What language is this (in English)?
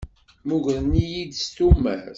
Kabyle